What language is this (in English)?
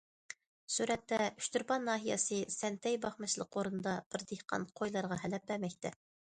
Uyghur